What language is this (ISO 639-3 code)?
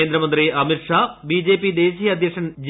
mal